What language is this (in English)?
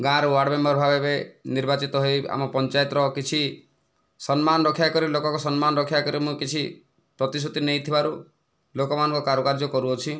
Odia